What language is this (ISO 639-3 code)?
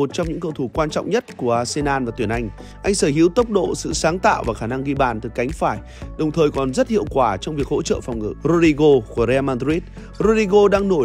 vie